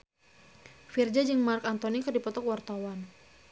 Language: Sundanese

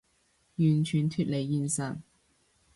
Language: Cantonese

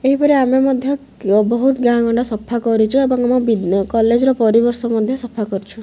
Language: Odia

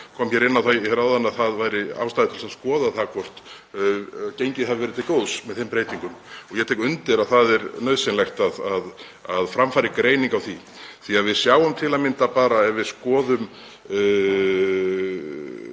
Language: Icelandic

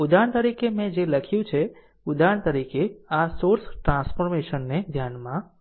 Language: Gujarati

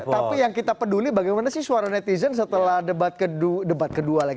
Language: Indonesian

